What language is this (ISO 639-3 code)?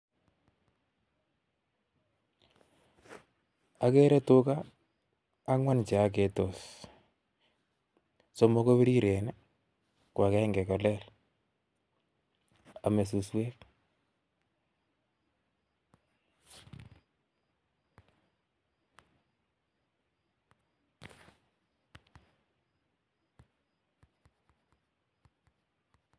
kln